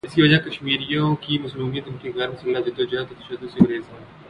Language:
Urdu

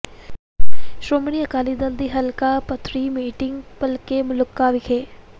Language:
Punjabi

